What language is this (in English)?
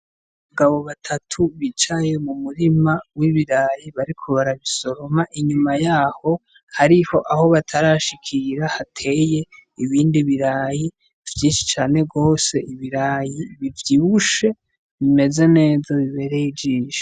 Rundi